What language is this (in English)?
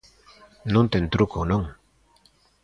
Galician